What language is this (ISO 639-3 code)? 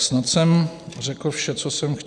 ces